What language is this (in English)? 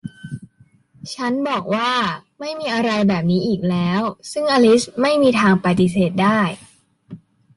Thai